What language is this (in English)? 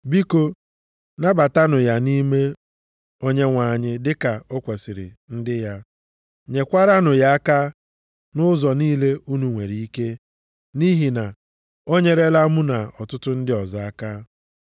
Igbo